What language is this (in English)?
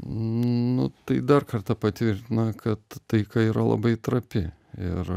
Lithuanian